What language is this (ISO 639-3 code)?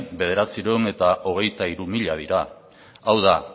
eus